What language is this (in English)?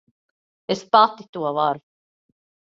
Latvian